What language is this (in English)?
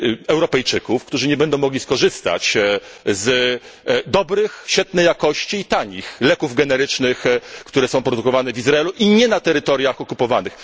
Polish